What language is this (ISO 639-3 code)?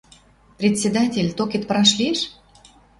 mrj